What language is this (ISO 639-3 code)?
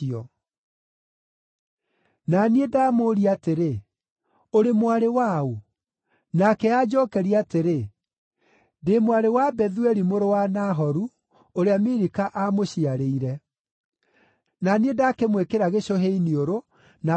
kik